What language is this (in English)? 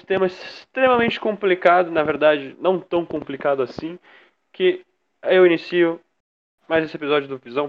Portuguese